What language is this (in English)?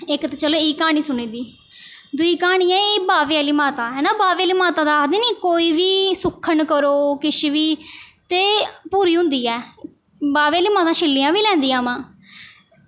Dogri